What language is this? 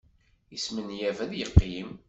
Kabyle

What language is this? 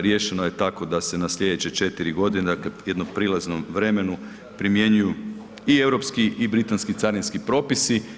Croatian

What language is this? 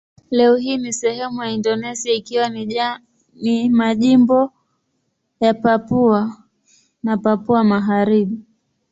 Swahili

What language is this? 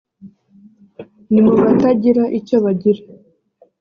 Kinyarwanda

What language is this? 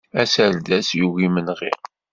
Kabyle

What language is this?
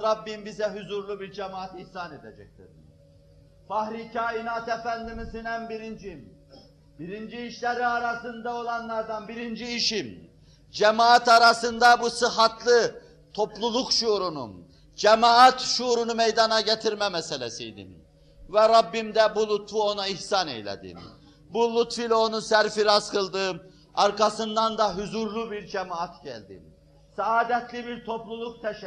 Turkish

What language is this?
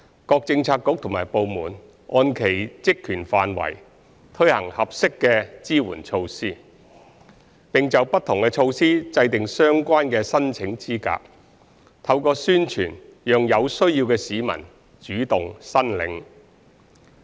Cantonese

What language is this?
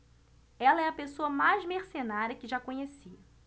Portuguese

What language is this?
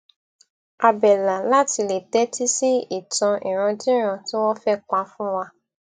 Yoruba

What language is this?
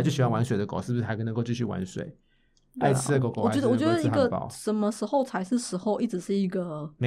Chinese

